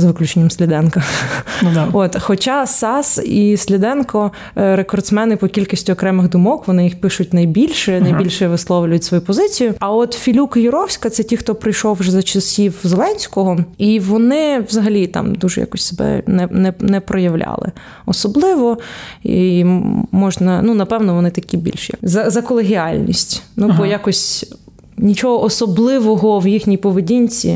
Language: Ukrainian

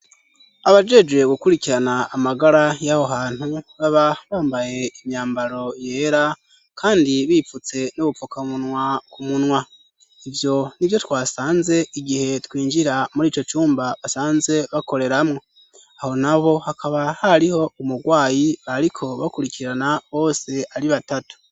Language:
Rundi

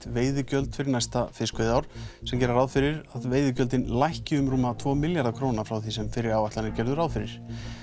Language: Icelandic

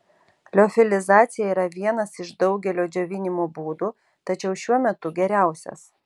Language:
Lithuanian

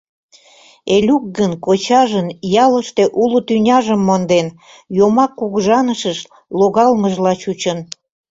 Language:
Mari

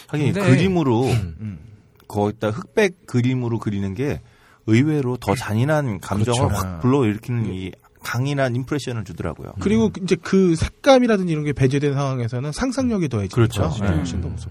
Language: Korean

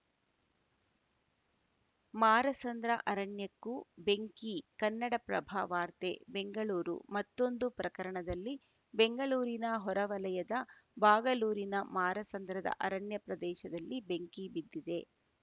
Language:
Kannada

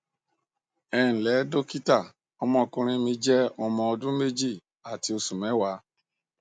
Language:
Yoruba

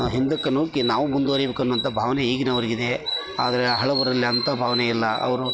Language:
Kannada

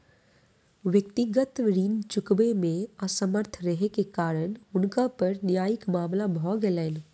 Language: Maithili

